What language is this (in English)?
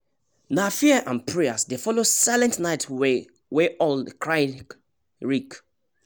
Nigerian Pidgin